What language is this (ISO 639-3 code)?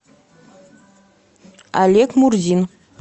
rus